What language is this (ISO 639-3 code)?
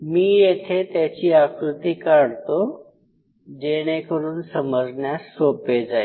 mar